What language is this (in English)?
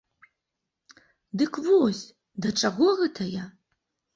Belarusian